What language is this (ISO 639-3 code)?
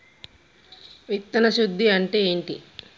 tel